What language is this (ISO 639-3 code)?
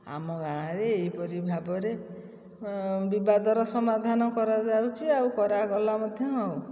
ori